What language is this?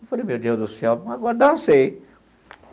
Portuguese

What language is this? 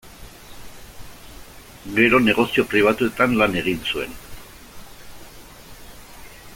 Basque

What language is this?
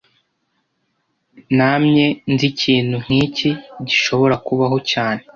Kinyarwanda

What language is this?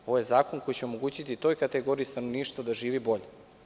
Serbian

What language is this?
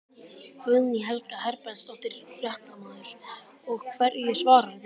Icelandic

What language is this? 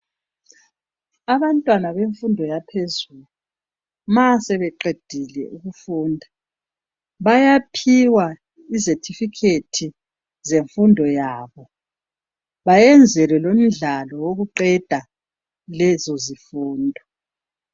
North Ndebele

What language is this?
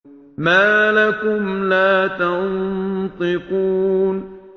Arabic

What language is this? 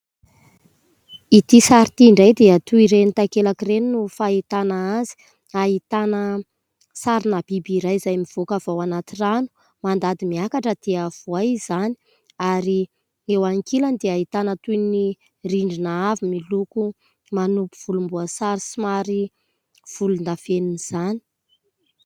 Malagasy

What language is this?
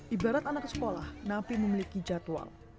Indonesian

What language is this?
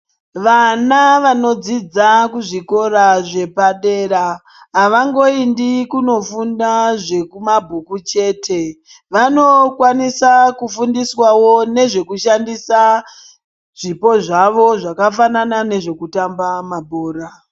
Ndau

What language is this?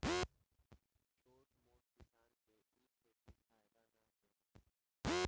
Bhojpuri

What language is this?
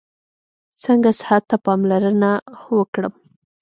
Pashto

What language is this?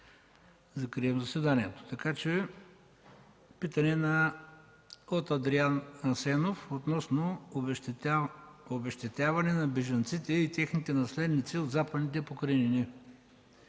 Bulgarian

